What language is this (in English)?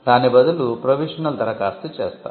Telugu